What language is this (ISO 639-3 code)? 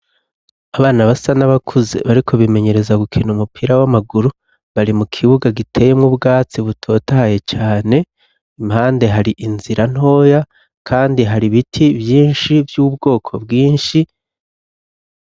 run